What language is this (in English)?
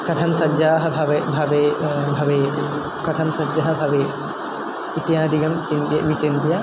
Sanskrit